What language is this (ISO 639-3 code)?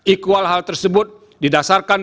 ind